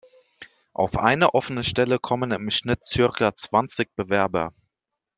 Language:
German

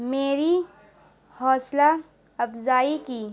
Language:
Urdu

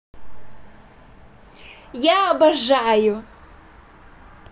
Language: Russian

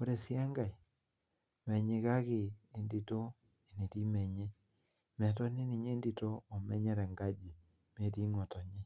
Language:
Masai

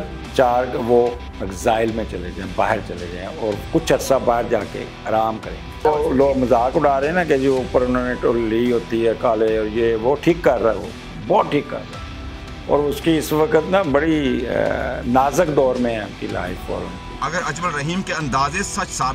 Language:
Hindi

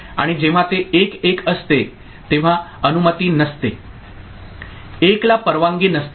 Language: Marathi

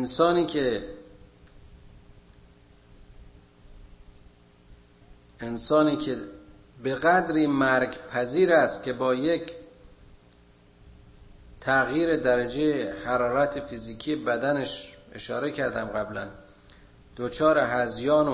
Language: Persian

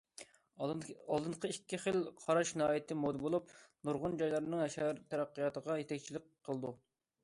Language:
Uyghur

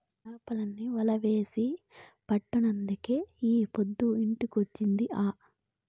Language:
Telugu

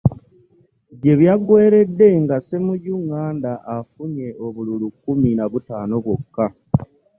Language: Ganda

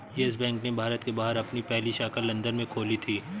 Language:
Hindi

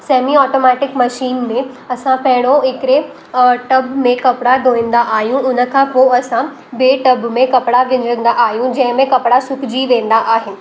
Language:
Sindhi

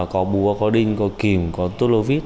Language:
Vietnamese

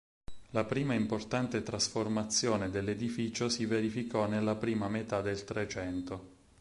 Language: Italian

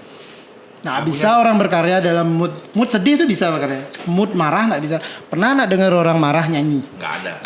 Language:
Indonesian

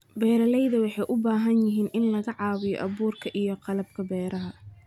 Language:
Somali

